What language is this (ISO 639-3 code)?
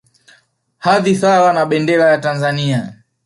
swa